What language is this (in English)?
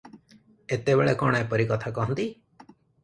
Odia